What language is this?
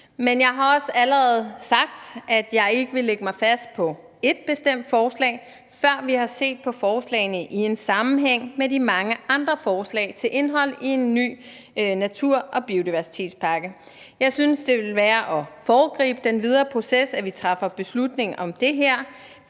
Danish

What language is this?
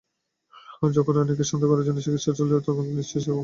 Bangla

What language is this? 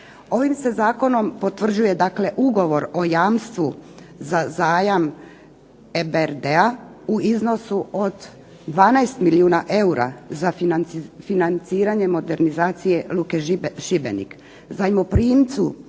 Croatian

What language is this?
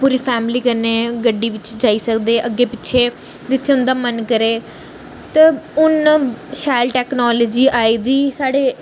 Dogri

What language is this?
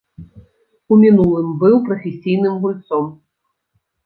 Belarusian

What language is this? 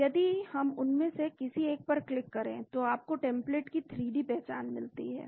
Hindi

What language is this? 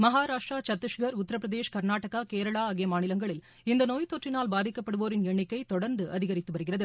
Tamil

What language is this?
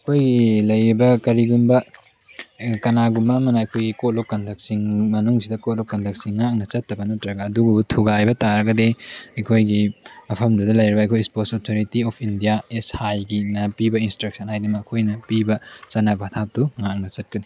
Manipuri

